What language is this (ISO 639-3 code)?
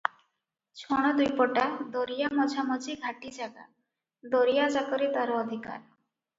ori